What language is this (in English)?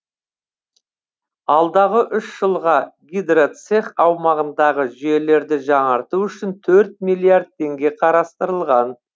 Kazakh